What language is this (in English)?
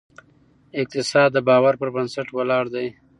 Pashto